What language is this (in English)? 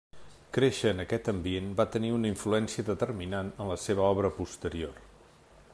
Catalan